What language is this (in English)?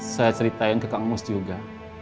Indonesian